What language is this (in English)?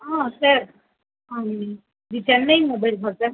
Tamil